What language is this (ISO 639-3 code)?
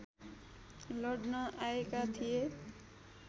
nep